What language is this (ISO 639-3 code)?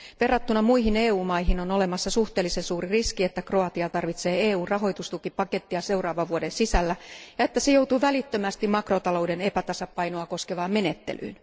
fin